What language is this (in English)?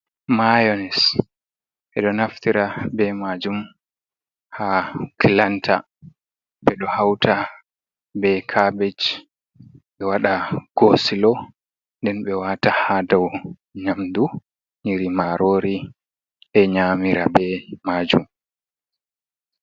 Fula